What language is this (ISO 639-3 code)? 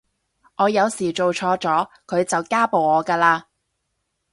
yue